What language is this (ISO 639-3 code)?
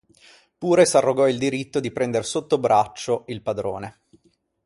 ita